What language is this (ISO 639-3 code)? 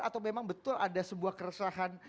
ind